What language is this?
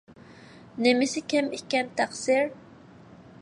Uyghur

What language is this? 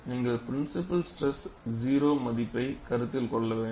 Tamil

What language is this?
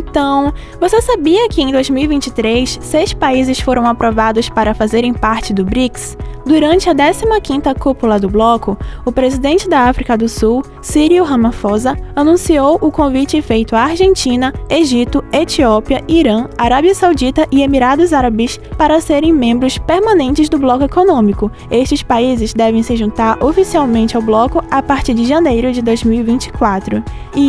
Portuguese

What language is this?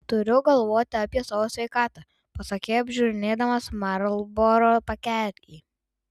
Lithuanian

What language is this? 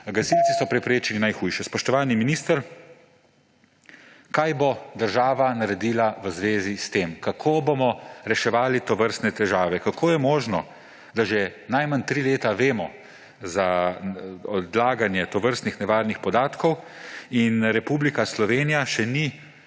Slovenian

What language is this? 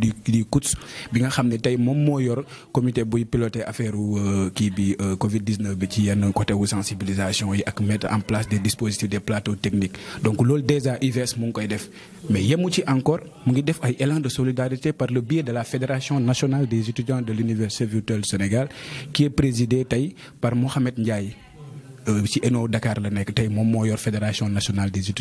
French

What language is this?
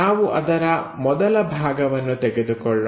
Kannada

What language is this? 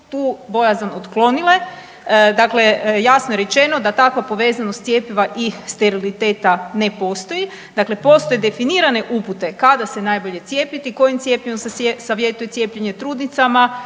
Croatian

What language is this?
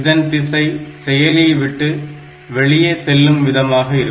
Tamil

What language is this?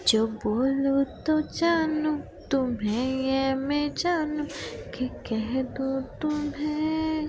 Marathi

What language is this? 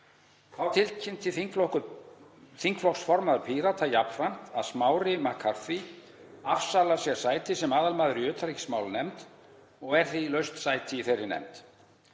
Icelandic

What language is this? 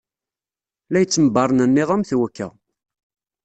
Kabyle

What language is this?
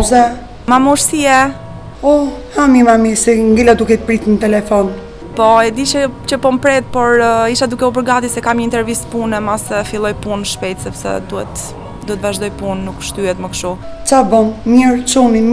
Romanian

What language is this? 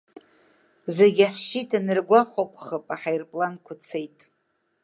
Abkhazian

